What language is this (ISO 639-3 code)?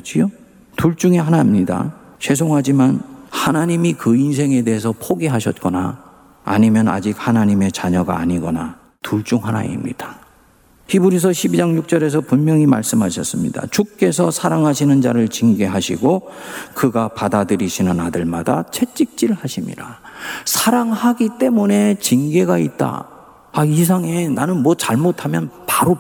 kor